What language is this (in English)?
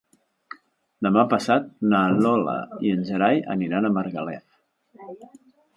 Catalan